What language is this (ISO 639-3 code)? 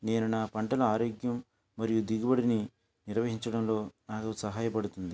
tel